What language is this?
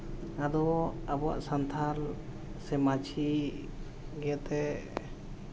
Santali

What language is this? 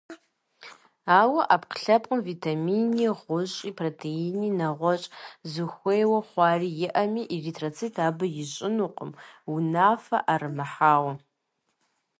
Kabardian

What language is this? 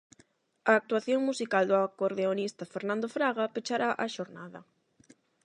Galician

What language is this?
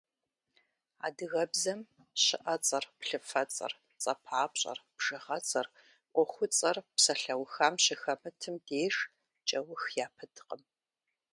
Kabardian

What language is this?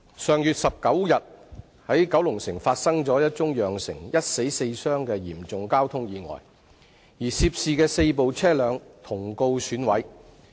Cantonese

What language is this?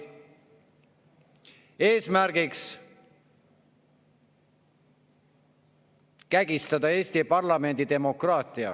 Estonian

